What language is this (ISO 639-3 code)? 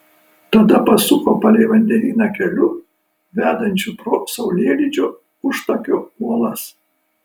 lit